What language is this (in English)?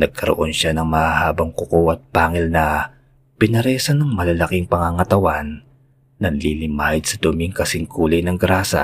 Filipino